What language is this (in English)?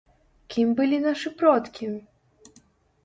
Belarusian